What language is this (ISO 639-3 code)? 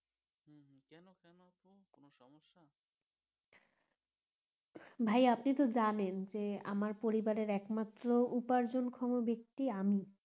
ben